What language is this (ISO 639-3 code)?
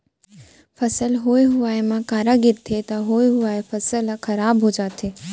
hne